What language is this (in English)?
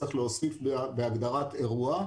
Hebrew